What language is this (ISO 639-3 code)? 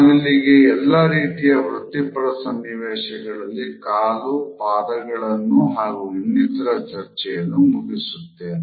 kan